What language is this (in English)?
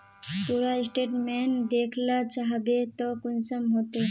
Magahi